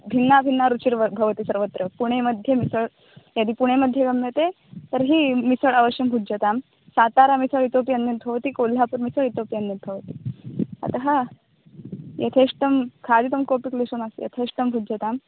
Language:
Sanskrit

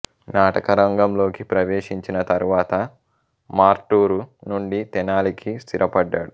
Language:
Telugu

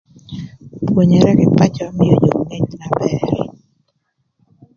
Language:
Thur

